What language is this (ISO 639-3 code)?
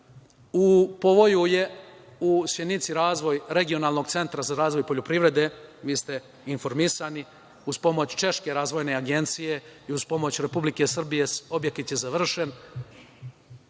srp